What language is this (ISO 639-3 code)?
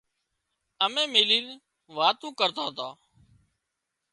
kxp